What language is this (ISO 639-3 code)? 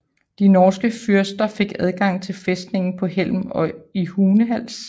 dan